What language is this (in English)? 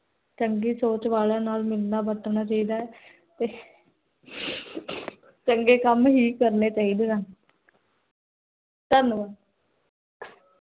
Punjabi